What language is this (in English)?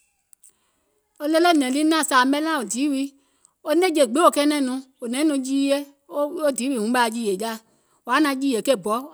Gola